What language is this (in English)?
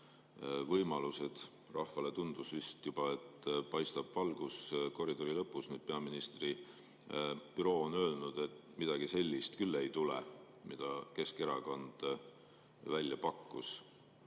Estonian